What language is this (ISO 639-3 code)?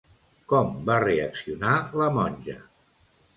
cat